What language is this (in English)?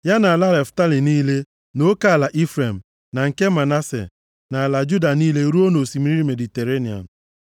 Igbo